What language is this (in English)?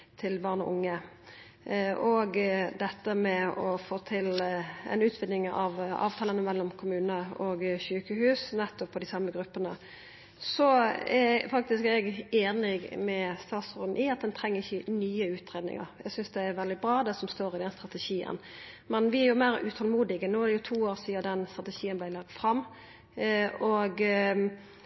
Norwegian Nynorsk